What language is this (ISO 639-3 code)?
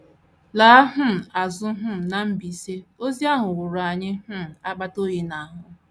ibo